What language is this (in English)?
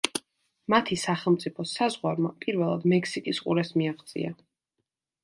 Georgian